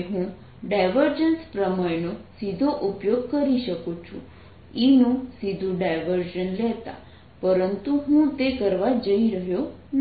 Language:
Gujarati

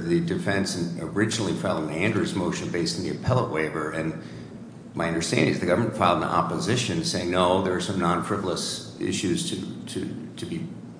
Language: English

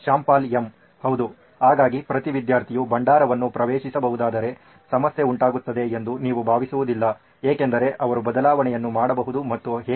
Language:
Kannada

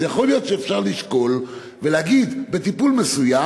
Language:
Hebrew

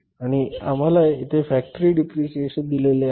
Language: Marathi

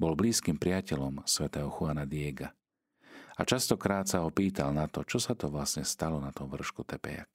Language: Slovak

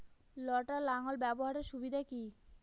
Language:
Bangla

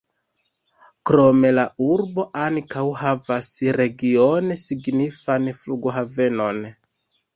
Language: Esperanto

